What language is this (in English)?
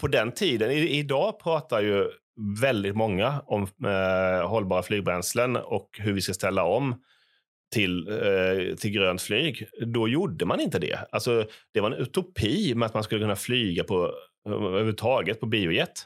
Swedish